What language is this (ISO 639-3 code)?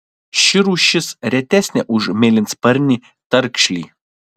lit